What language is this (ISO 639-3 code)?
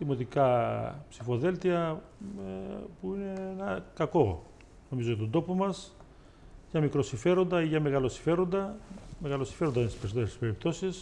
ell